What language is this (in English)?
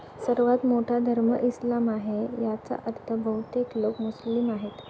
Marathi